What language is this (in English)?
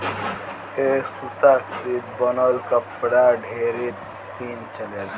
Bhojpuri